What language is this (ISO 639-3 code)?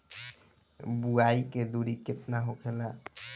bho